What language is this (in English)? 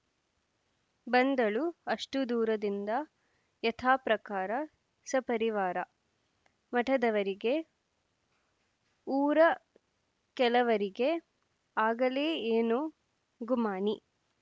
Kannada